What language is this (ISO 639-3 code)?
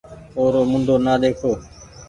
gig